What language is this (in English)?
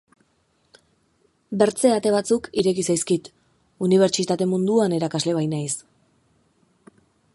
Basque